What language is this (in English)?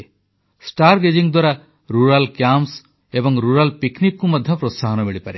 Odia